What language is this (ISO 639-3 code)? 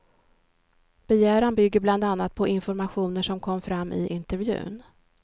swe